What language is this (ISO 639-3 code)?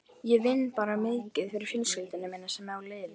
isl